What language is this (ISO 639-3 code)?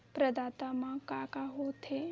hne